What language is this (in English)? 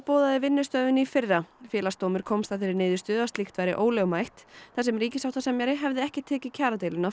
Icelandic